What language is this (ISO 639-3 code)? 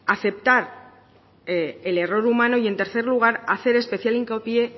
spa